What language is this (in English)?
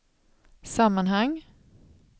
Swedish